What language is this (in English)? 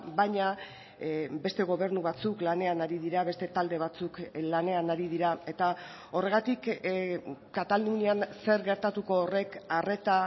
Basque